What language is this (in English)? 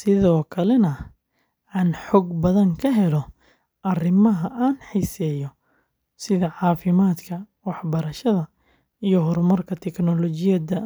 Somali